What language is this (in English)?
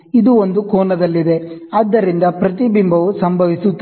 Kannada